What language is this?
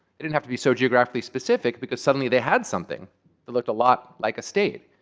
English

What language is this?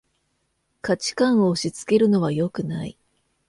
Japanese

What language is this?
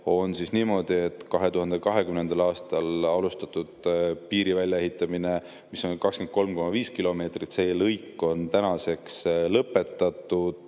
Estonian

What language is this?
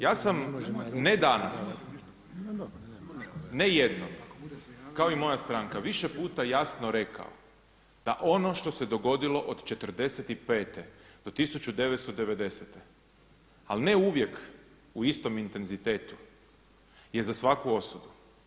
Croatian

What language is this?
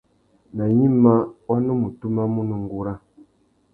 Tuki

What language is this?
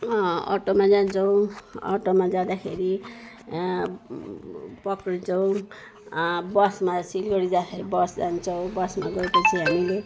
Nepali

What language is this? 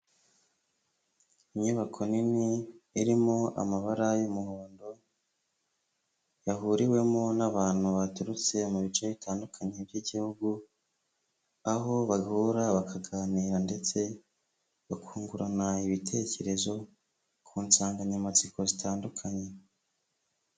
Kinyarwanda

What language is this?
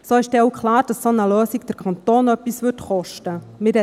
Swiss German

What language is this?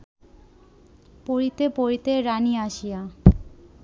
Bangla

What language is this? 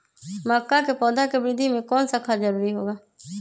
Magahi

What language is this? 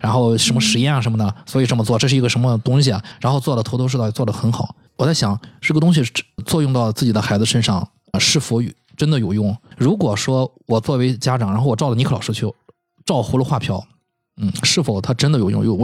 Chinese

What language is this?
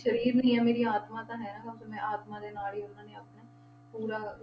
Punjabi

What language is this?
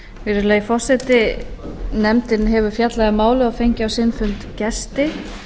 Icelandic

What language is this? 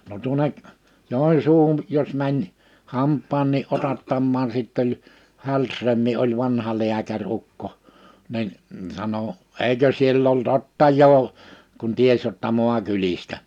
Finnish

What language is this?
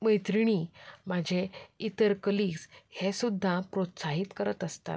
Konkani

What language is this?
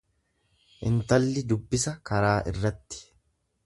Oromo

